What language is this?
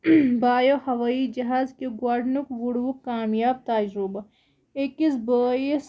Kashmiri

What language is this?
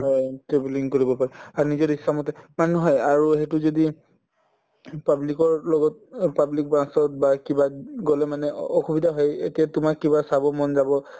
Assamese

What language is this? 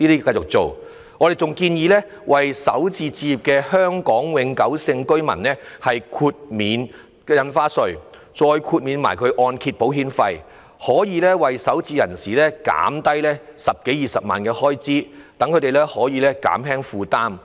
Cantonese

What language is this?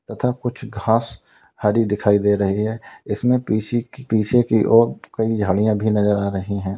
Hindi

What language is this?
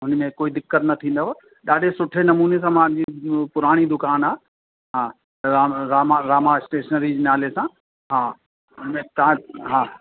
Sindhi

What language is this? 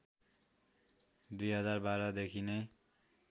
Nepali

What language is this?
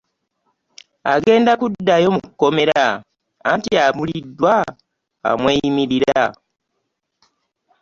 Ganda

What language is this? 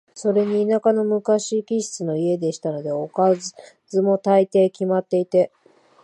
Japanese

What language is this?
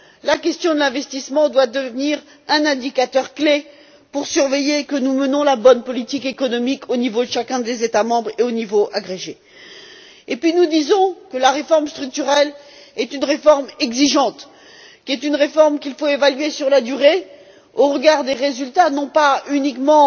French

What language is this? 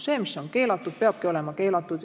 Estonian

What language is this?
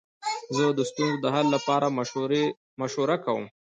Pashto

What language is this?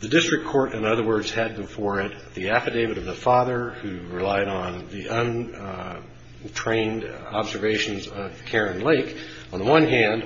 English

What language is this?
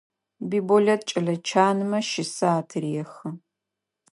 Adyghe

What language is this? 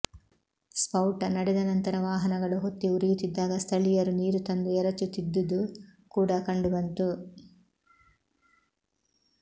Kannada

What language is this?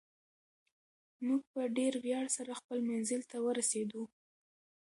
Pashto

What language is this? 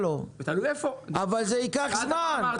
Hebrew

